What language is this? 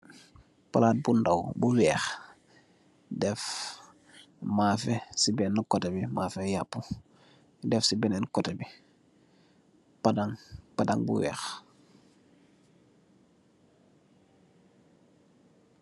Wolof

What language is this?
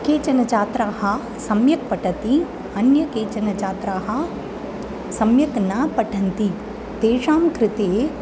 Sanskrit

